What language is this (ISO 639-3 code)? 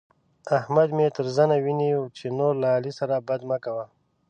pus